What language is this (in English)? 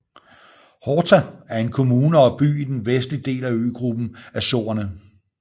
Danish